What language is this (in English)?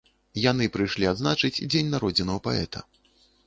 Belarusian